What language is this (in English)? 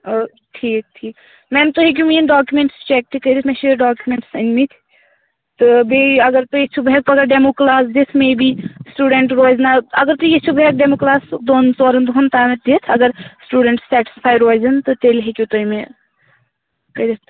Kashmiri